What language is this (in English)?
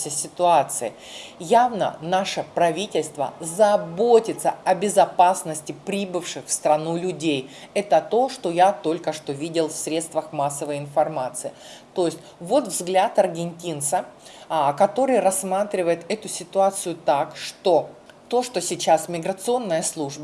Russian